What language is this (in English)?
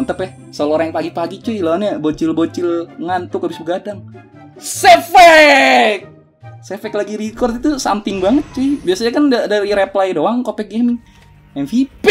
Indonesian